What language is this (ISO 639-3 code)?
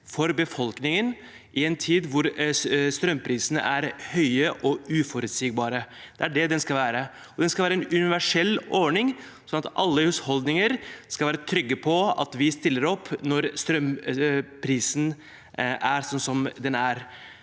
nor